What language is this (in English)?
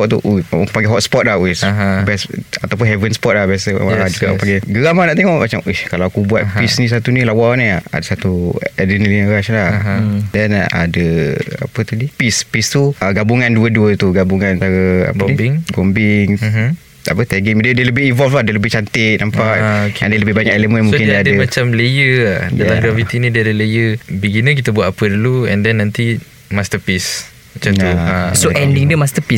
Malay